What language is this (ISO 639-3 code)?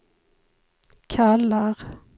swe